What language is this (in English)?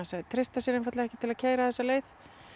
Icelandic